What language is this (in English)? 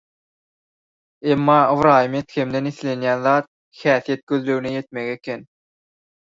Turkmen